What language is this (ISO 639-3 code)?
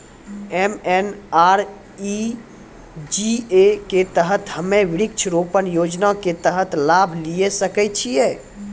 mai